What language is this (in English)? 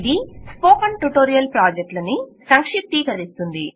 Telugu